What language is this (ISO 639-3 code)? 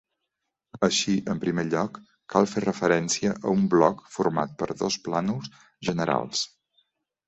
cat